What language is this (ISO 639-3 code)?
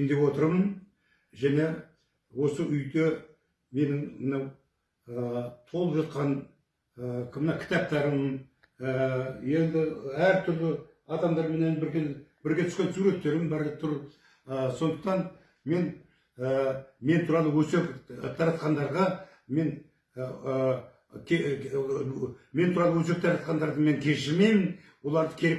tur